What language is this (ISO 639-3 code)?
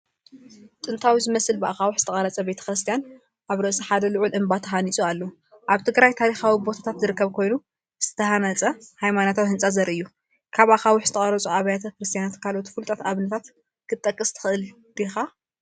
tir